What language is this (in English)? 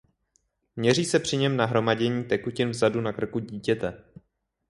Czech